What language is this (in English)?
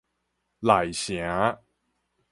Min Nan Chinese